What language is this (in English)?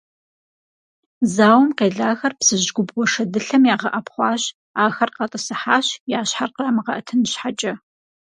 Kabardian